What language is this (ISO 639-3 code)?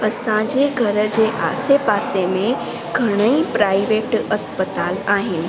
snd